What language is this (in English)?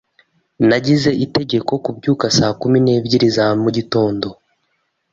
Kinyarwanda